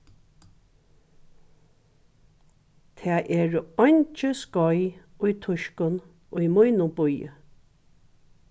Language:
Faroese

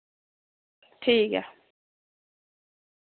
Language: Dogri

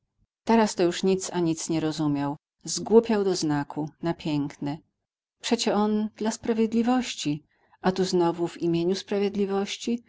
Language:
Polish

